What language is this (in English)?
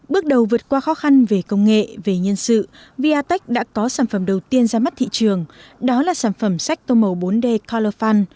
Vietnamese